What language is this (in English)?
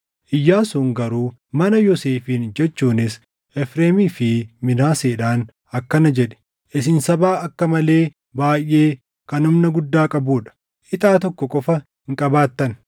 Oromo